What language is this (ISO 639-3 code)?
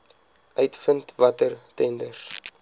afr